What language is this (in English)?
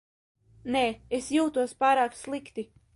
Latvian